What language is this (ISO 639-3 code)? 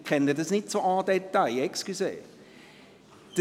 gsw